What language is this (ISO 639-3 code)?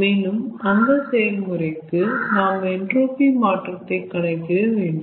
tam